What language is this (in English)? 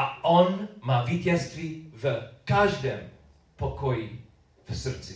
Czech